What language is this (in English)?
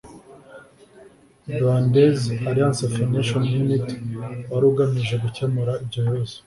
Kinyarwanda